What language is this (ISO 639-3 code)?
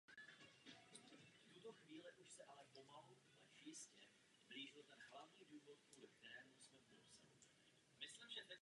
ces